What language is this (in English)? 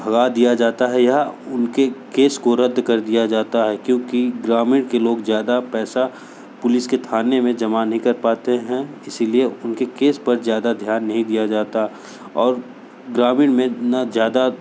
Hindi